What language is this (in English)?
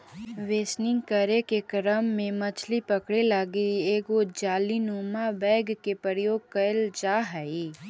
Magahi